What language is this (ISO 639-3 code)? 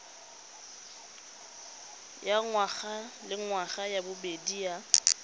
tsn